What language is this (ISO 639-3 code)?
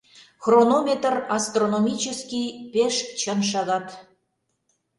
chm